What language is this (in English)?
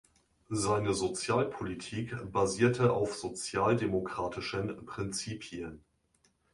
German